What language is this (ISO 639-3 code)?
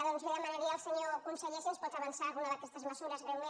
cat